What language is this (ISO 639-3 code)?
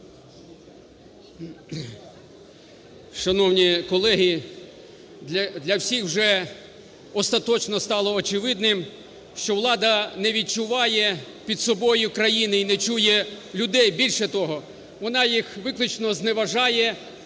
ukr